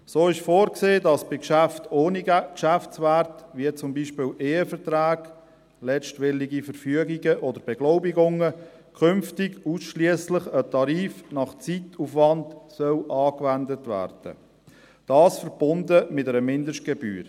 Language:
Swiss German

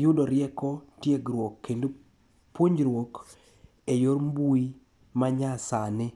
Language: Luo (Kenya and Tanzania)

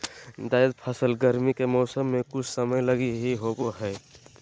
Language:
Magahi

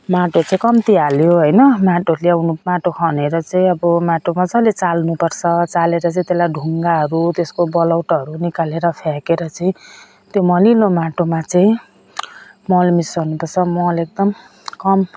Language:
Nepali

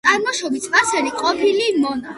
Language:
Georgian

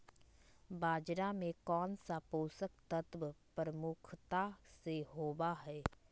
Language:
Magahi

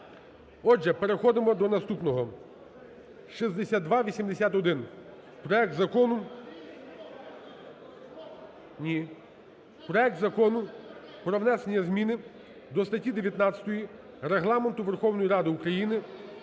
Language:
Ukrainian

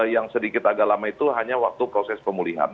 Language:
Indonesian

